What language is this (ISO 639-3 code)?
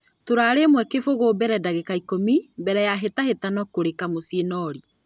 kik